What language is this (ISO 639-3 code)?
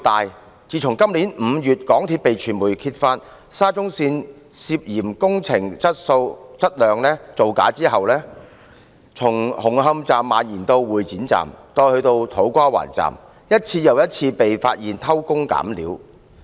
yue